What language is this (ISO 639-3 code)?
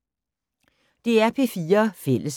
dan